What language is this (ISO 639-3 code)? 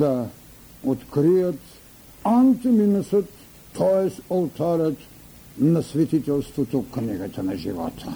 bul